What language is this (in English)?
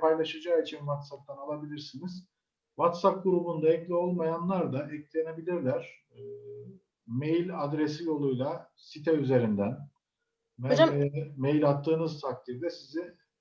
Turkish